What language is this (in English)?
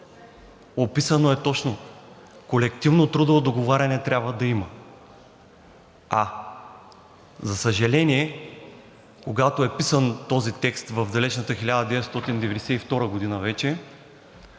Bulgarian